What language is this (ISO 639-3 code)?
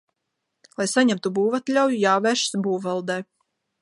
lav